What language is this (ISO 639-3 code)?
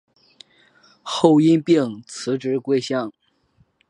zho